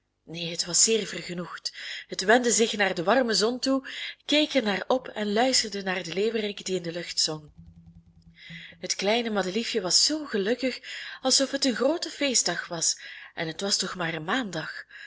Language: Dutch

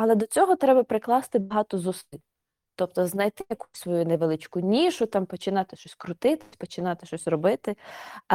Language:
Ukrainian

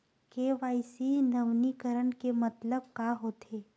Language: Chhattisgarhi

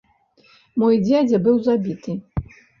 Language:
Belarusian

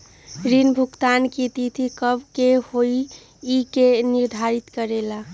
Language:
Magahi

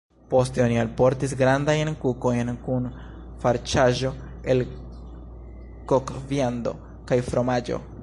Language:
Esperanto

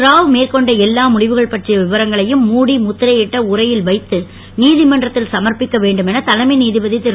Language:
Tamil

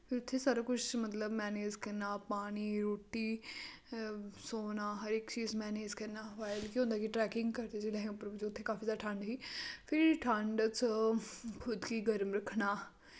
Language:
Dogri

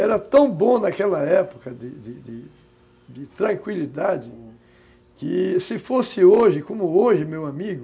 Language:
Portuguese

